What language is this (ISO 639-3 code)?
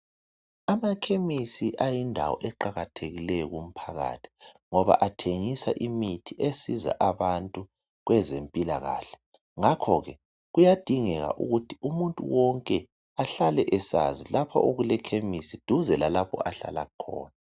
nde